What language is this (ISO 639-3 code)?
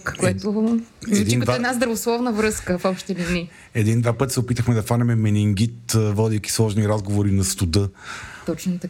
bul